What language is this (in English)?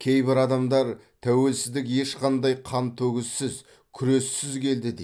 Kazakh